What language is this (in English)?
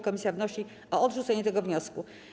Polish